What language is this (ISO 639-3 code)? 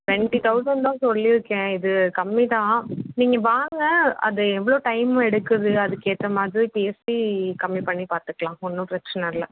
tam